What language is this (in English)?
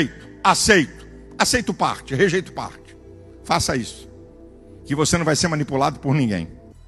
Portuguese